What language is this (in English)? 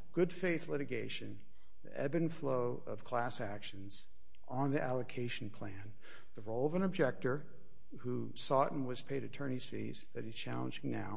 English